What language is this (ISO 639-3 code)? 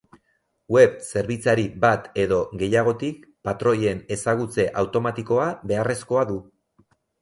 eus